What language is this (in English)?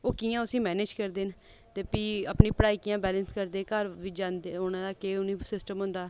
Dogri